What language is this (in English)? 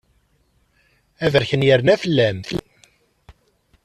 Kabyle